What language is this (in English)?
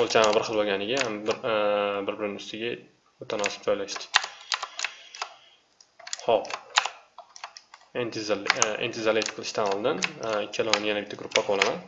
Turkish